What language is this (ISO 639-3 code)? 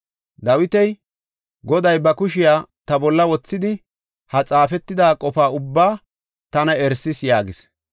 gof